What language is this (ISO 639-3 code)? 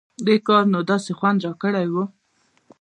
pus